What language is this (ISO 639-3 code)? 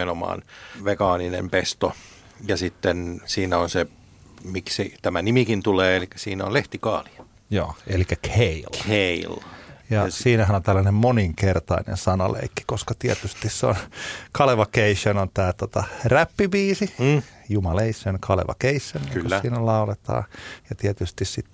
fin